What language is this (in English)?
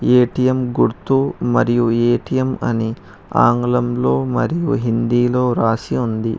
Telugu